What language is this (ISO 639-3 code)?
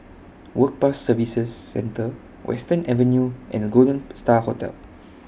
eng